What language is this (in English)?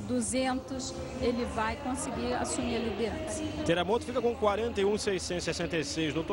Portuguese